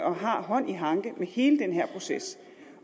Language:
Danish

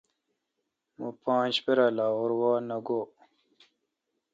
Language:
Kalkoti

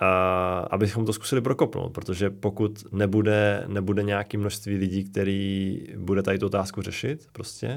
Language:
Czech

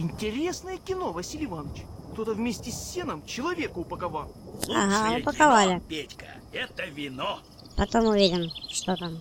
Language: Russian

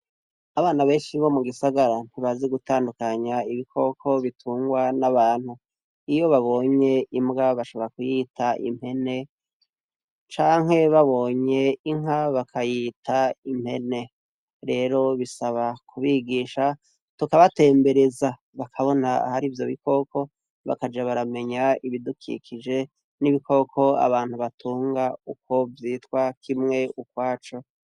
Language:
Rundi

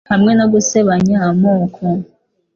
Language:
Kinyarwanda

